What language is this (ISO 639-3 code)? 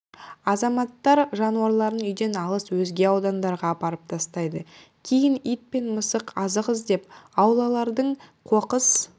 kaz